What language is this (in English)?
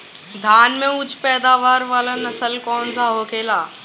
Bhojpuri